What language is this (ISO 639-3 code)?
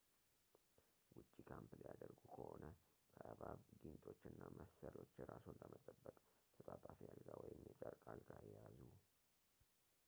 amh